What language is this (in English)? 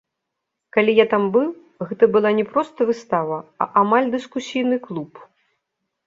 Belarusian